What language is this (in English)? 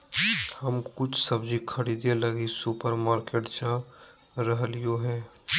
Magahi